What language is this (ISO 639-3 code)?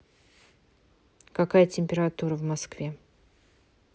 rus